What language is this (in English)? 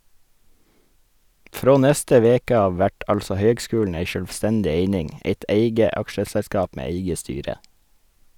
Norwegian